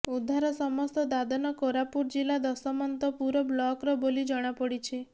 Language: Odia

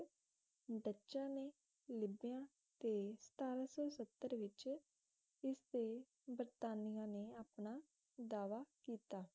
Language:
Punjabi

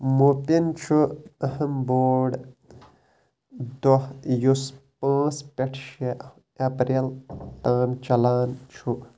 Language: Kashmiri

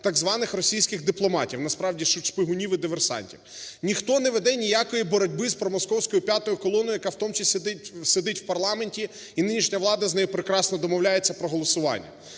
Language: Ukrainian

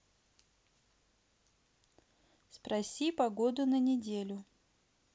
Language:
Russian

